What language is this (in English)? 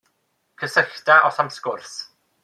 Welsh